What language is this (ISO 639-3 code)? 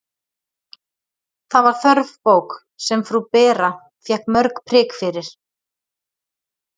isl